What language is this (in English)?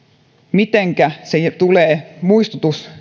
Finnish